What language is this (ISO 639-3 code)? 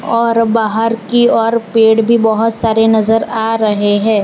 hin